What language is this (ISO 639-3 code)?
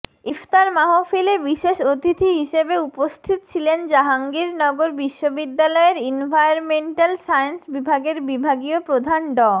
ben